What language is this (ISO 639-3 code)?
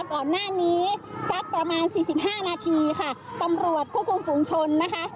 tha